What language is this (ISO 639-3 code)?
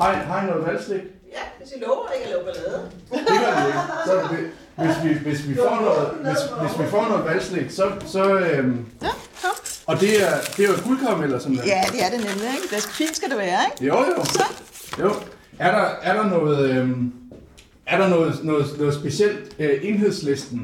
dan